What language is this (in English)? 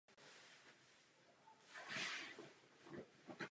Czech